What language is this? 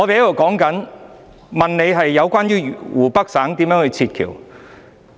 Cantonese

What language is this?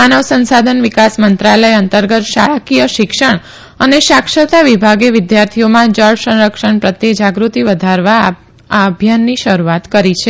Gujarati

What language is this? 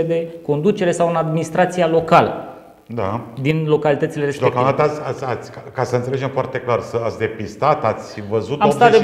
Romanian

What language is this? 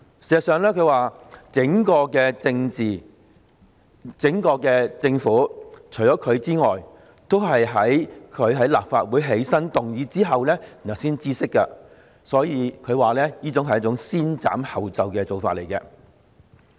Cantonese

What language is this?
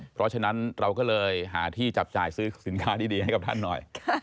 Thai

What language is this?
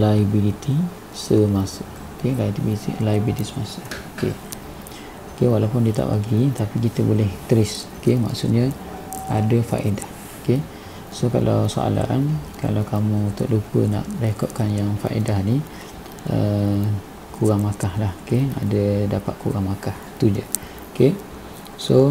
Malay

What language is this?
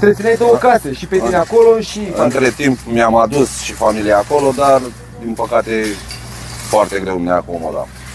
Romanian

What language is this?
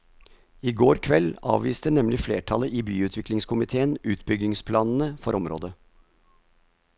Norwegian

